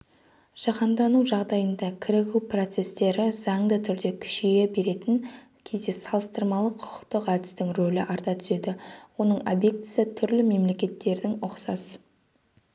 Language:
Kazakh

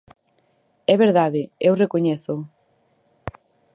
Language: Galician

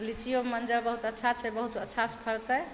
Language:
Maithili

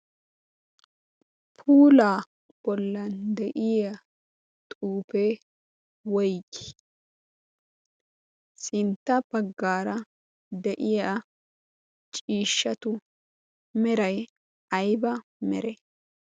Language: Wolaytta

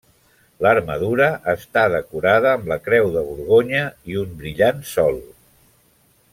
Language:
Catalan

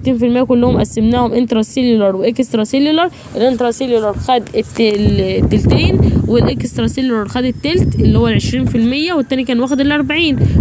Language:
Arabic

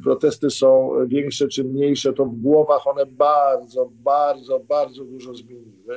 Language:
Polish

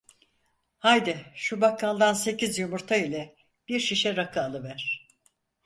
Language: Turkish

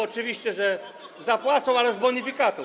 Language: Polish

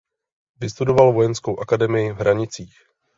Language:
Czech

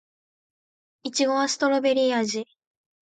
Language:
Japanese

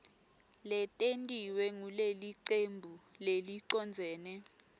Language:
Swati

